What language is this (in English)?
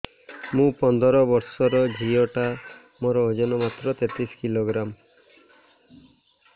Odia